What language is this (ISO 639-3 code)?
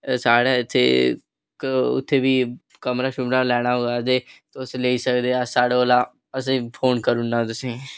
doi